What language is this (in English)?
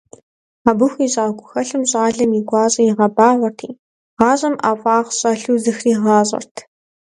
Kabardian